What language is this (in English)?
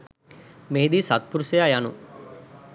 Sinhala